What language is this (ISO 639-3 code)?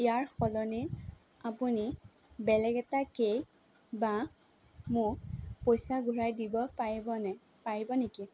asm